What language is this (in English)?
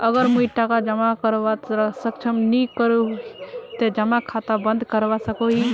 Magahi